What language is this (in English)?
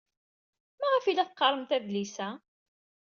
Kabyle